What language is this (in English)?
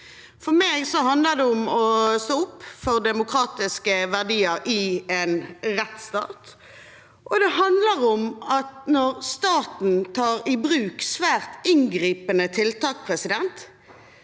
Norwegian